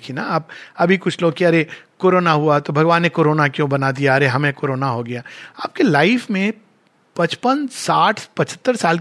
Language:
Hindi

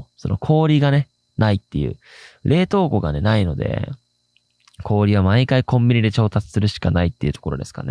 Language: Japanese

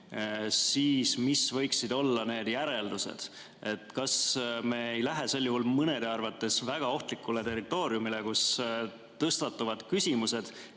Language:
Estonian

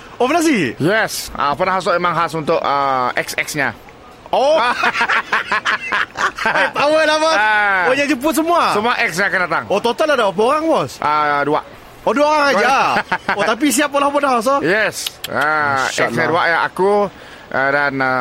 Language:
Malay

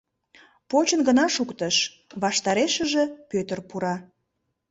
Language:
Mari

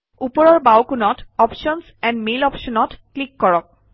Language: Assamese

